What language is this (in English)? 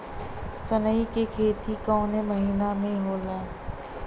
Bhojpuri